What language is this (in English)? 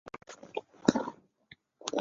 Chinese